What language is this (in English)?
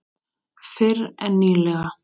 Icelandic